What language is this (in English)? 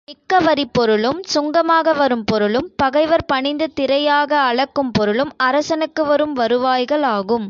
Tamil